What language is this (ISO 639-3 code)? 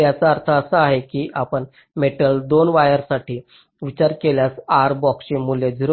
mar